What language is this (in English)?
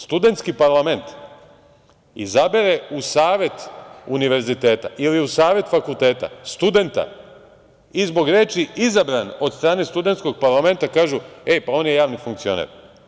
Serbian